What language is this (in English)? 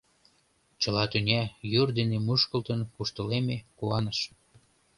Mari